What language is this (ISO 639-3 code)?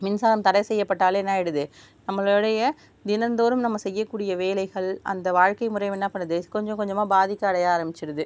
tam